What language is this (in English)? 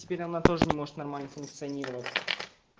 Russian